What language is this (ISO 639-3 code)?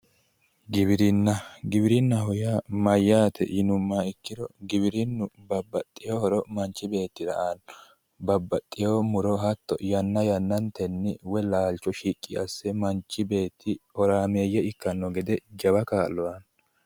sid